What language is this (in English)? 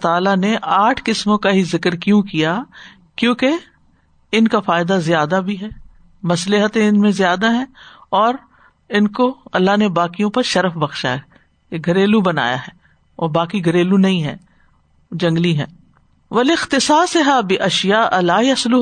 Urdu